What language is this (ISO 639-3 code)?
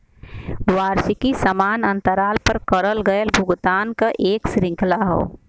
bho